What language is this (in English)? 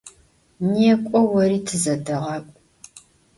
Adyghe